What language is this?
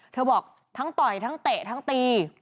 Thai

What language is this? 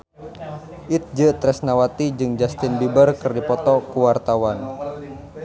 Sundanese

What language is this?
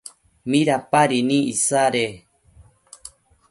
Matsés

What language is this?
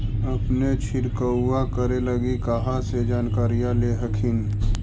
Magahi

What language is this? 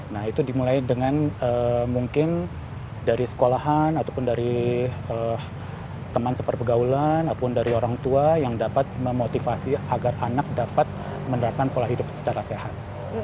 Indonesian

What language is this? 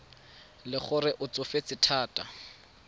Tswana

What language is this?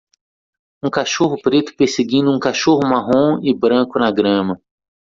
Portuguese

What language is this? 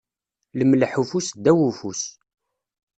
Kabyle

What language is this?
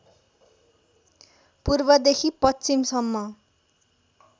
Nepali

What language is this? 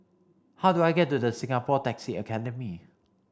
English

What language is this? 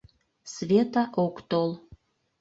Mari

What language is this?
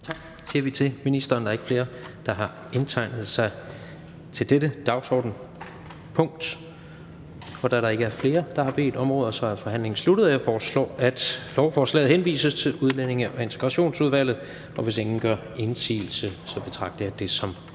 Danish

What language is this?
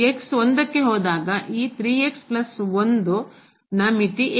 Kannada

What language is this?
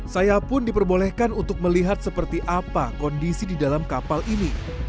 Indonesian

